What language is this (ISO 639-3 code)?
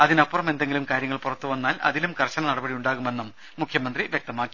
mal